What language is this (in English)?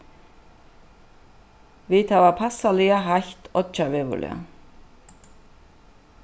Faroese